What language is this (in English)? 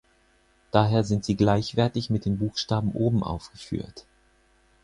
German